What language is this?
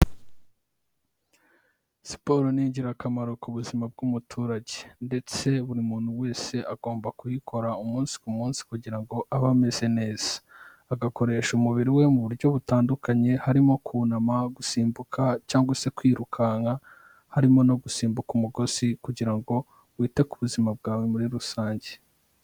Kinyarwanda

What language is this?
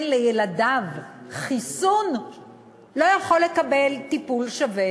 Hebrew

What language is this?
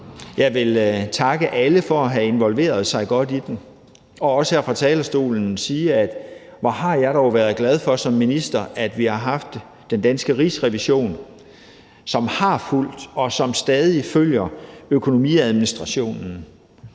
Danish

